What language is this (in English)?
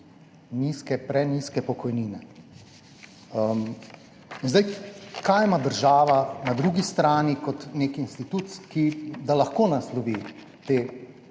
Slovenian